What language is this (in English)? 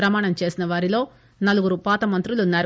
Telugu